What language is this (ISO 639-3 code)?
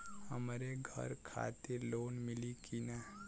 bho